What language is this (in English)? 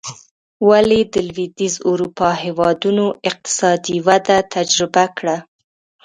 Pashto